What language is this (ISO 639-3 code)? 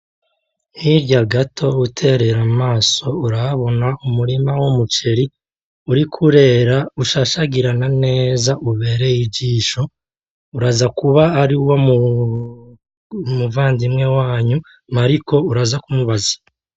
run